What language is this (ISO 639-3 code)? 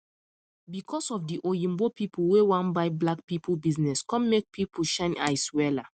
pcm